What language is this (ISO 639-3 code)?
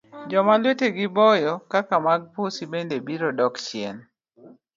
luo